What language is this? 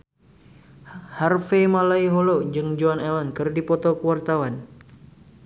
Sundanese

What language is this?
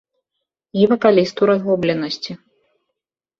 Belarusian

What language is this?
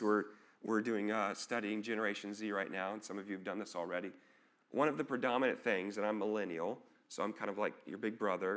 English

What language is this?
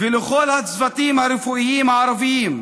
Hebrew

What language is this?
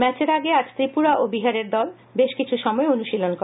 Bangla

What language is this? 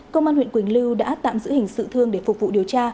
Vietnamese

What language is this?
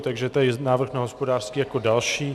Czech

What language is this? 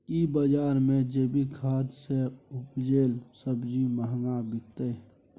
Maithili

